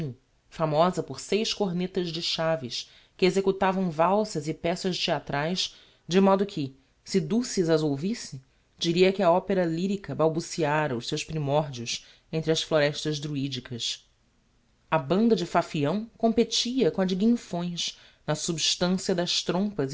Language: Portuguese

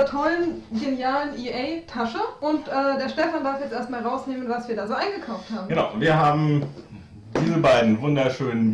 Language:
German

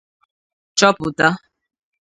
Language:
Igbo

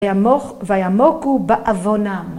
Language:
Hebrew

